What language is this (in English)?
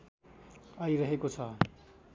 Nepali